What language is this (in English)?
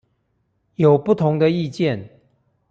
Chinese